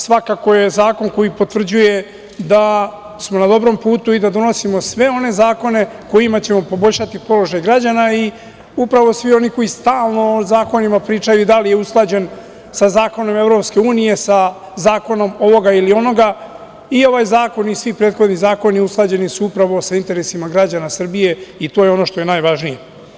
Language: Serbian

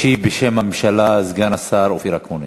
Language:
Hebrew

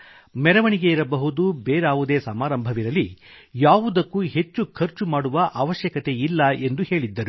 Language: Kannada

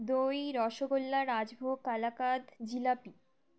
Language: Bangla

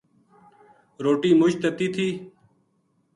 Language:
Gujari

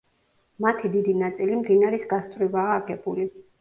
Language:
Georgian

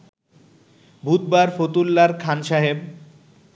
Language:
Bangla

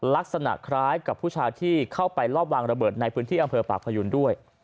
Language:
Thai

